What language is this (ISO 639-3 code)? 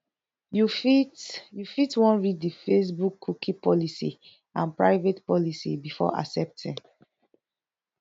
pcm